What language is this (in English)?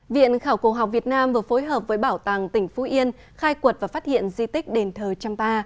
Vietnamese